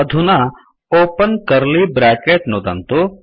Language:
Sanskrit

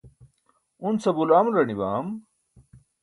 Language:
Burushaski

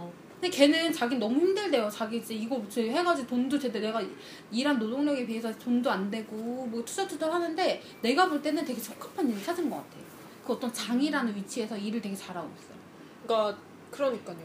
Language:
Korean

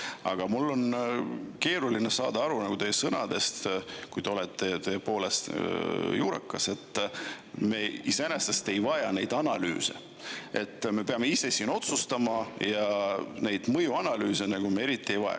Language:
Estonian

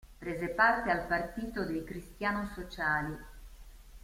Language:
Italian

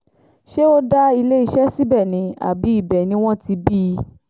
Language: Yoruba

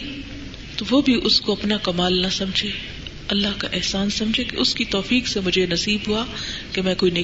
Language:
Urdu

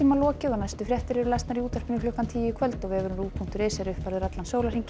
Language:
Icelandic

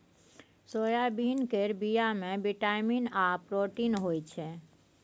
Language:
Maithili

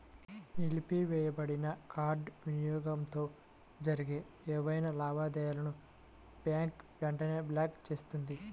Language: Telugu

